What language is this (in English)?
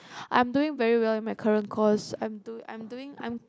English